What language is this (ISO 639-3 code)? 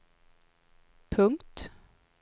swe